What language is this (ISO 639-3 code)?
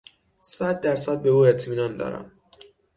fas